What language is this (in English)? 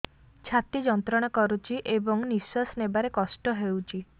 Odia